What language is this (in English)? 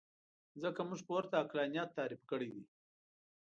Pashto